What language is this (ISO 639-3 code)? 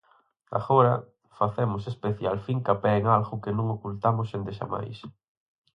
glg